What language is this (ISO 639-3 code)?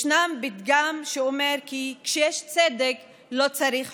heb